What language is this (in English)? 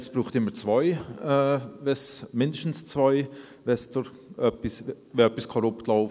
Swiss German